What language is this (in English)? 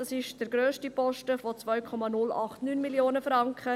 Swiss German